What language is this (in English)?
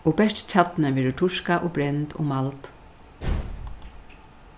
Faroese